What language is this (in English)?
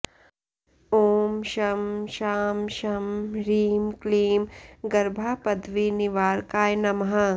Sanskrit